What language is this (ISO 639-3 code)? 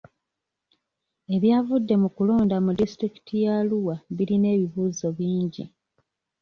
lug